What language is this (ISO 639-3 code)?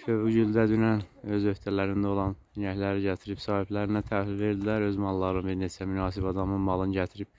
tur